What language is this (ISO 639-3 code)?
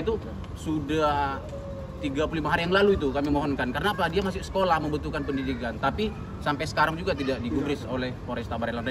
ind